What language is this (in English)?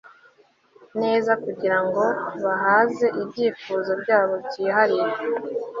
Kinyarwanda